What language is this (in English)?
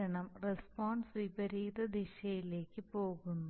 Malayalam